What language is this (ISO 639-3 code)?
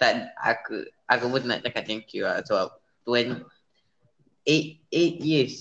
msa